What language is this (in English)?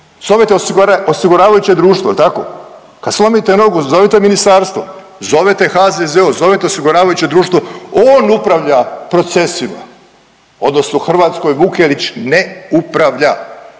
Croatian